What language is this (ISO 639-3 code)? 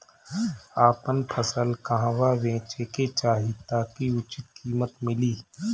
bho